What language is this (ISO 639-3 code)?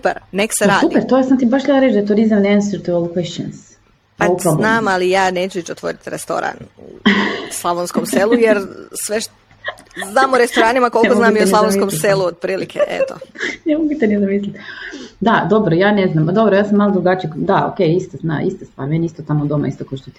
hrv